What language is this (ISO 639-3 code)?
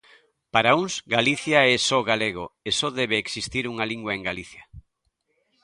glg